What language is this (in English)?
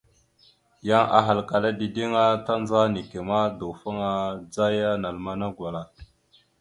Mada (Cameroon)